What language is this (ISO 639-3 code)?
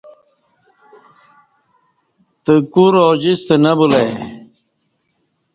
bsh